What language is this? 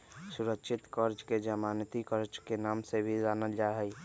Magahi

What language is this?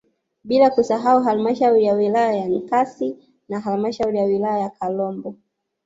Swahili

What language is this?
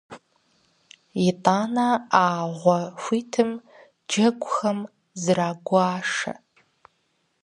Kabardian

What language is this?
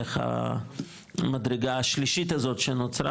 Hebrew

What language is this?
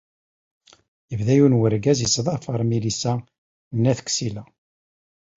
Kabyle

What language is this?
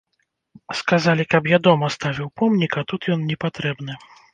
Belarusian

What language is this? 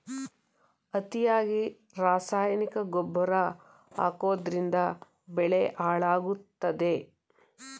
Kannada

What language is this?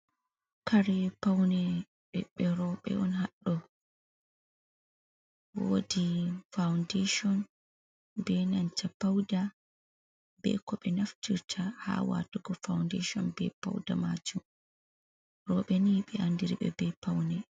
Fula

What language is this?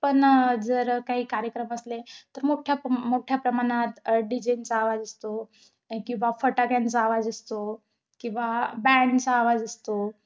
Marathi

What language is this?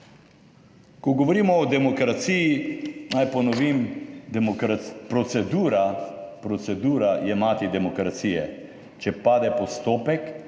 Slovenian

